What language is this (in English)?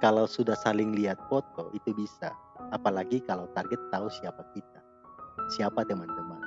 Indonesian